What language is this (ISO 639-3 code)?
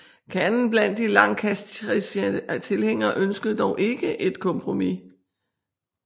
dan